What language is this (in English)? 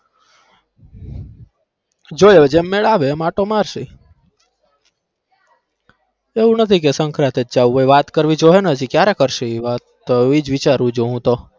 Gujarati